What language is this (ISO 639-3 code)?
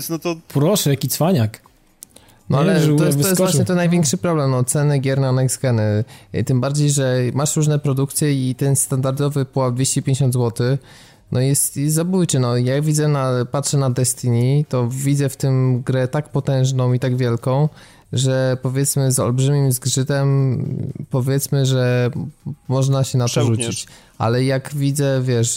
pol